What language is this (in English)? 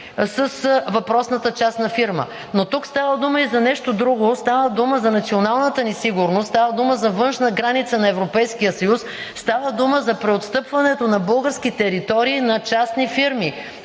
Bulgarian